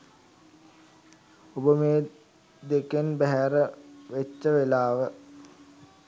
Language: Sinhala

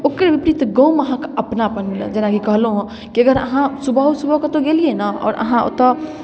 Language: Maithili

